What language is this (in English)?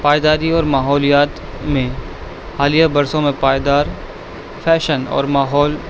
Urdu